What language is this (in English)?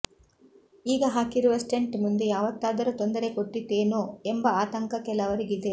Kannada